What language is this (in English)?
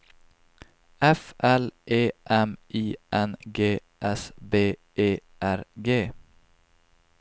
Swedish